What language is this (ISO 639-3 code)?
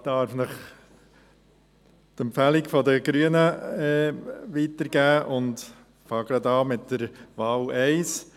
gsw